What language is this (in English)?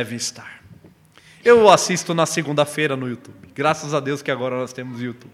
Portuguese